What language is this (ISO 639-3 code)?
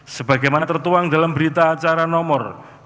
ind